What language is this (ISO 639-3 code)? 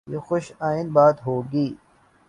urd